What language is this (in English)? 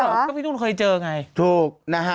Thai